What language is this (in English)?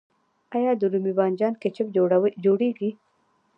Pashto